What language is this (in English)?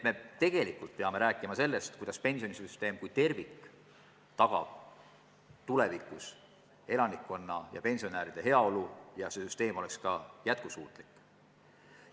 Estonian